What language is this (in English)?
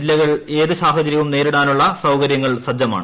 Malayalam